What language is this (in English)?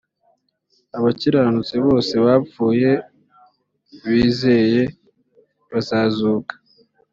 Kinyarwanda